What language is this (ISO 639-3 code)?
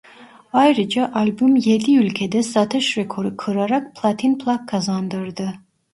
tur